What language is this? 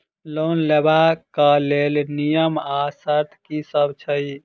Maithili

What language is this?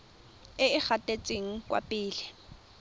Tswana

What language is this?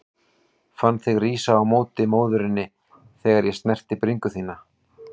Icelandic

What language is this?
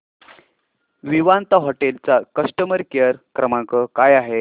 Marathi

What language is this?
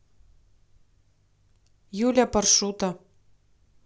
Russian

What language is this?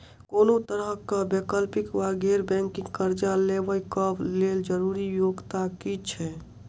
Maithili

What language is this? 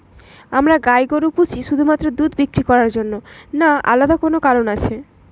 Bangla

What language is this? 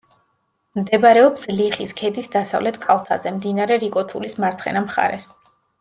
Georgian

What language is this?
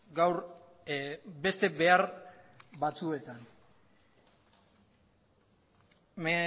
Basque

